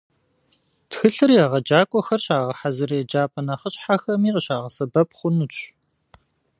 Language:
Kabardian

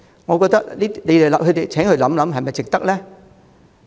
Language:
Cantonese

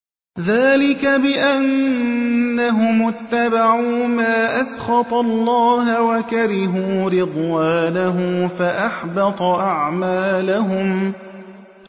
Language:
Arabic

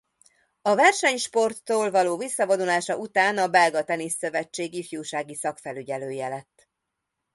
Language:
Hungarian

